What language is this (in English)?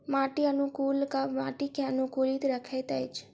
Maithili